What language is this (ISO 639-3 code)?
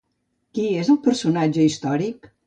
cat